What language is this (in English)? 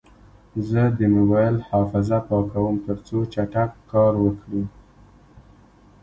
Pashto